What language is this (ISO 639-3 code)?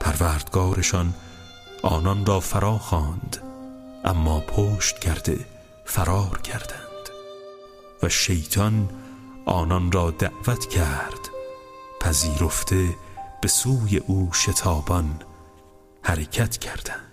fas